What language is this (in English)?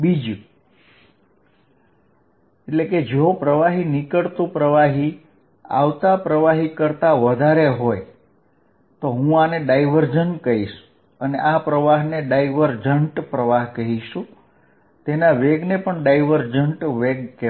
Gujarati